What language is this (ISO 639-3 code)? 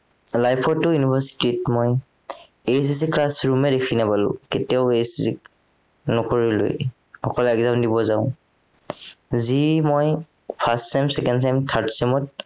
asm